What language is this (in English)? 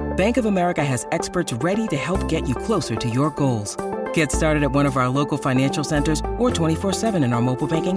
Italian